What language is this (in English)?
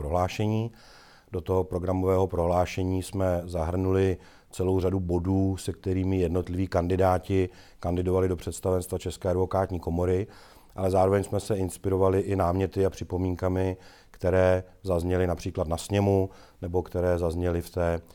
Czech